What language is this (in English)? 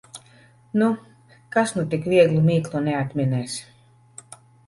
Latvian